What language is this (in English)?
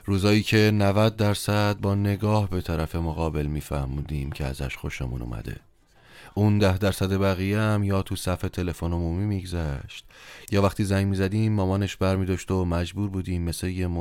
Persian